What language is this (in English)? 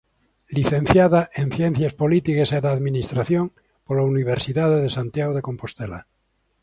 Galician